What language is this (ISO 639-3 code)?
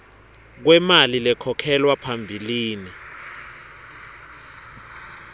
ssw